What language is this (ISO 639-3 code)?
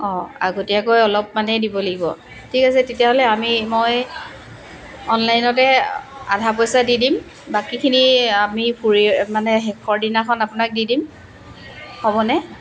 asm